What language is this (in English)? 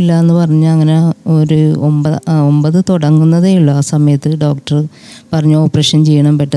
Malayalam